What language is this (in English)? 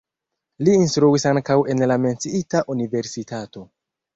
Esperanto